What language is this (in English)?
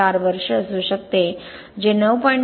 Marathi